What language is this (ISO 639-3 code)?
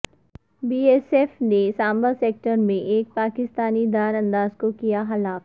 urd